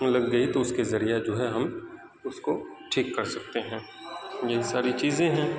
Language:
Urdu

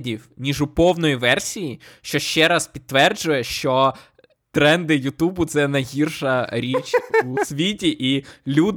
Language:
Ukrainian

